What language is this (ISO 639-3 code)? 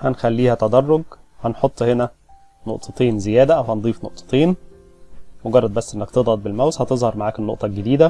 ara